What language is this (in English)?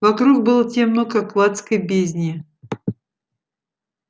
Russian